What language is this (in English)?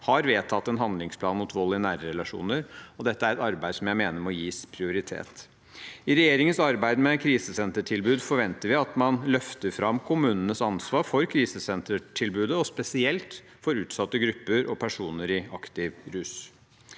Norwegian